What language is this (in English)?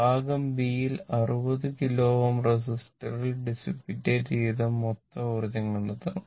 Malayalam